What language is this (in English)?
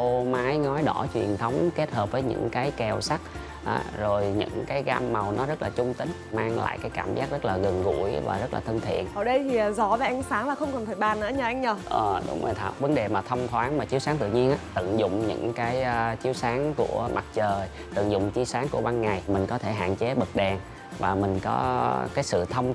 Vietnamese